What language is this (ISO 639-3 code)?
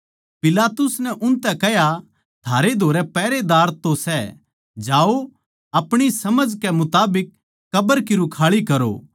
bgc